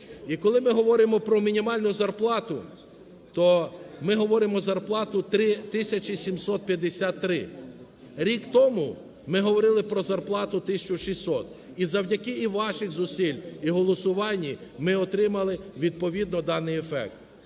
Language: Ukrainian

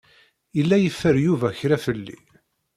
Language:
Kabyle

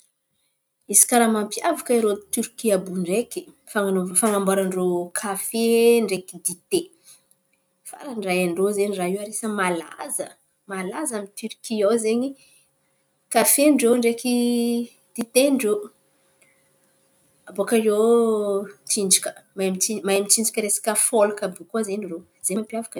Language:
Antankarana Malagasy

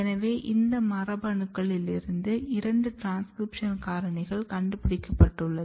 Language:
Tamil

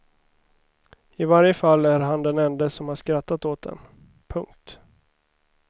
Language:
Swedish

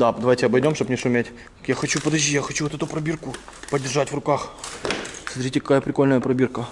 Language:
Russian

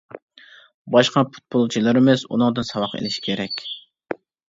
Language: Uyghur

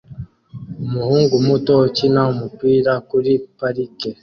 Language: Kinyarwanda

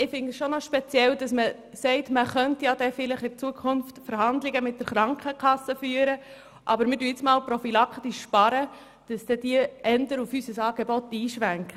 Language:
Swiss German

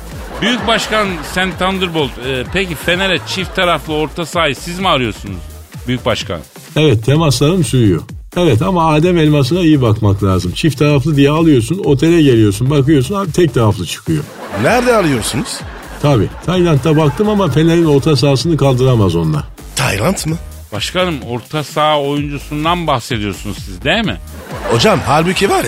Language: Turkish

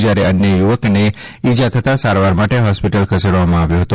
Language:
Gujarati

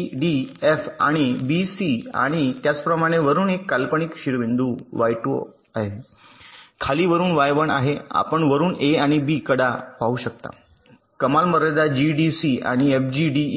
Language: Marathi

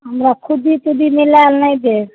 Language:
Maithili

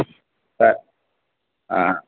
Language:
Telugu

